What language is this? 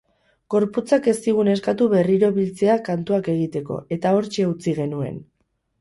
Basque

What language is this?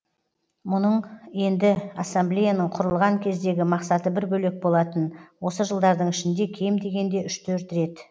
Kazakh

